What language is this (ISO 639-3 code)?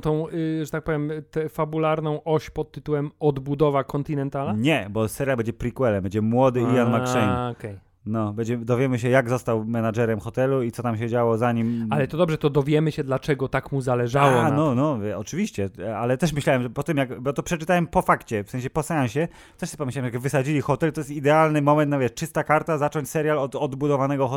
pol